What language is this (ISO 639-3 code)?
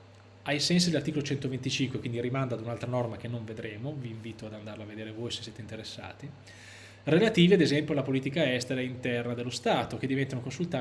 ita